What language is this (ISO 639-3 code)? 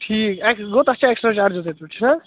kas